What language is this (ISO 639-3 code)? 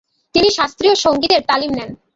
ben